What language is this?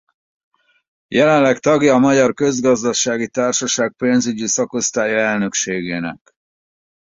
Hungarian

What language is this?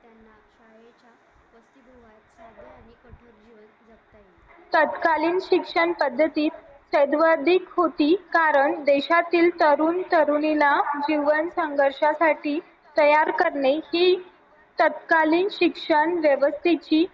Marathi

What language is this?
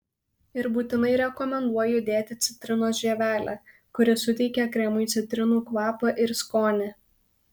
Lithuanian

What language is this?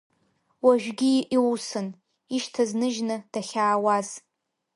Abkhazian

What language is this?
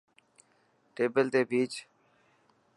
Dhatki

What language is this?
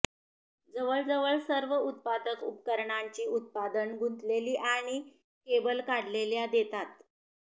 Marathi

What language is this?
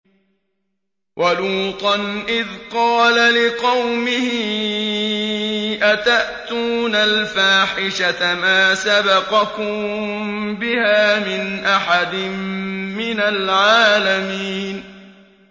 Arabic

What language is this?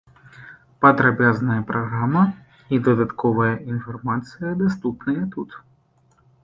Belarusian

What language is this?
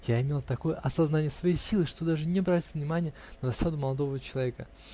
Russian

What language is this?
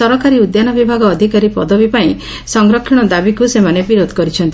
Odia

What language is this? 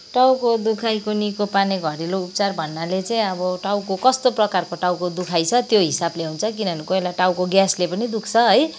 Nepali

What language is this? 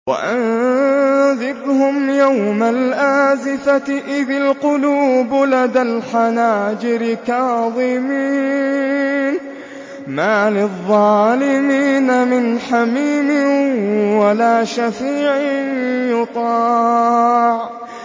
Arabic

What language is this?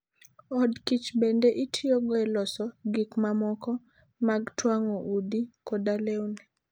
Luo (Kenya and Tanzania)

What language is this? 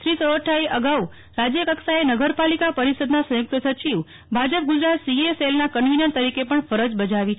Gujarati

